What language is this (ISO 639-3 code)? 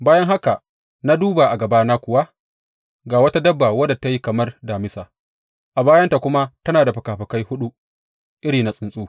hau